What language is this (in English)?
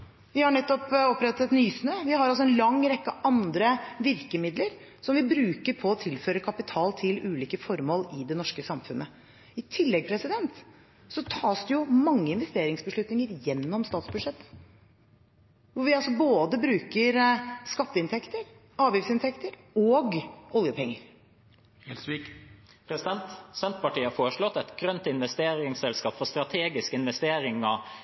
Norwegian Bokmål